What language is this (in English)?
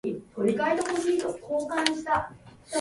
Japanese